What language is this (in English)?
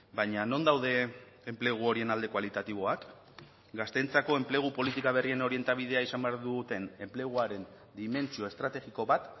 Basque